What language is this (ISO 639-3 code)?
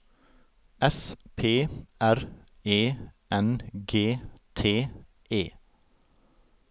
nor